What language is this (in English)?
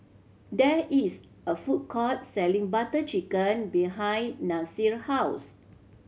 English